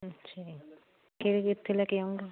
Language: Punjabi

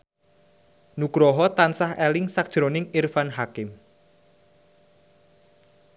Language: Javanese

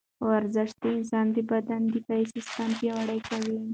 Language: Pashto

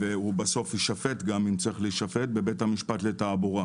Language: Hebrew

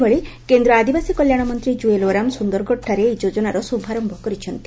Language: Odia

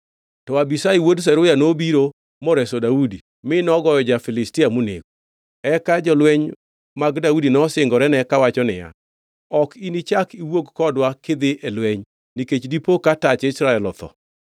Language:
Luo (Kenya and Tanzania)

